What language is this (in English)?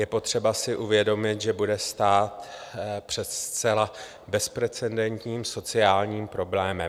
Czech